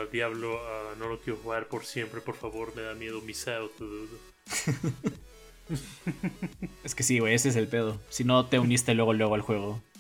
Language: Spanish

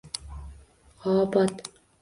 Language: Uzbek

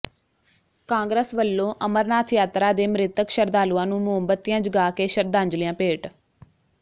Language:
Punjabi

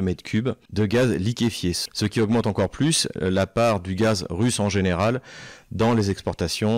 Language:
French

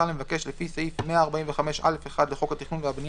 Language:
Hebrew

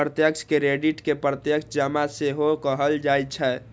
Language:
Maithili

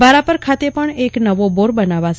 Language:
Gujarati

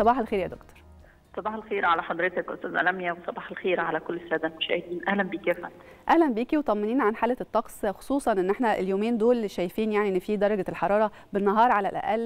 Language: Arabic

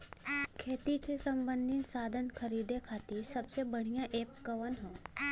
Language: Bhojpuri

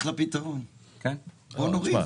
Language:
Hebrew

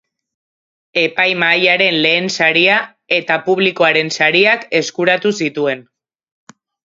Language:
Basque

